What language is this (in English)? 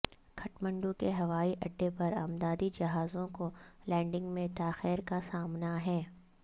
Urdu